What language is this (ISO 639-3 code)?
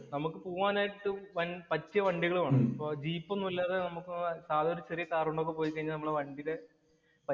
mal